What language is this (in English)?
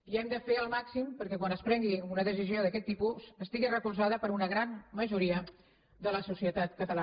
Catalan